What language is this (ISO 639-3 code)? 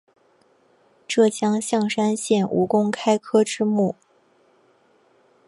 zho